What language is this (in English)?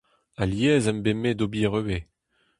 Breton